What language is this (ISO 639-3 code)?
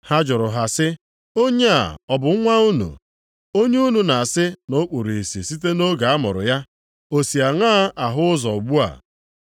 ibo